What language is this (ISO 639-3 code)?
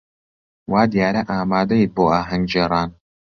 ckb